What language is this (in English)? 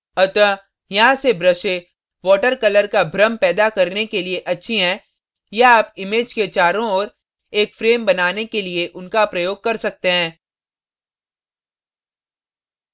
Hindi